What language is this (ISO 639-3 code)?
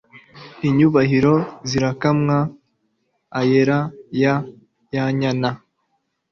kin